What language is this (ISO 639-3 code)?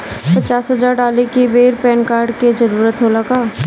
bho